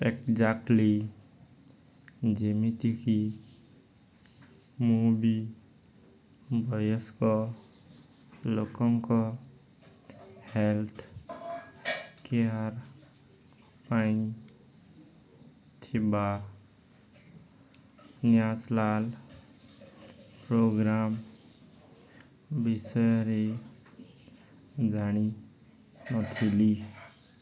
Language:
Odia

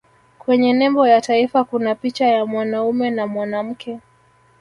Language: Swahili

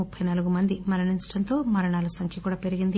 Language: Telugu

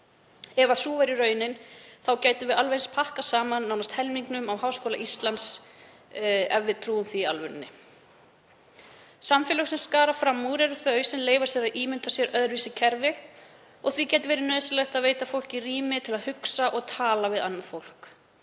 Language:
Icelandic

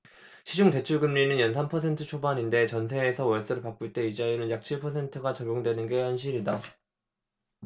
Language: Korean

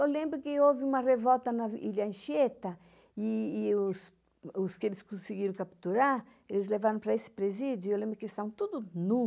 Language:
Portuguese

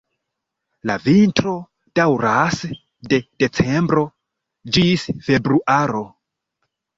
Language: Esperanto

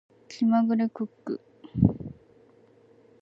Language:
Japanese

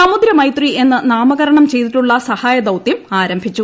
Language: Malayalam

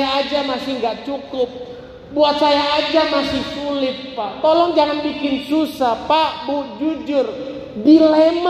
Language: Indonesian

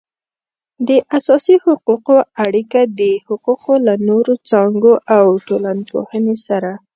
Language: Pashto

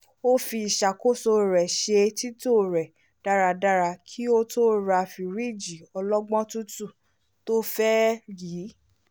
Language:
Yoruba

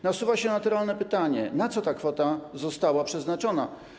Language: Polish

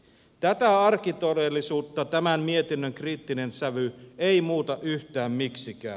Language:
Finnish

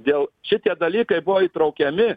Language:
Lithuanian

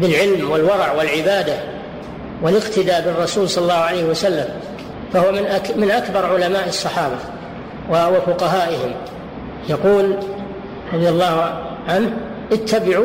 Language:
Arabic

